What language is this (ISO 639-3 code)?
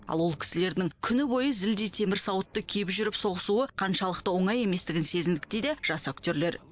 kaz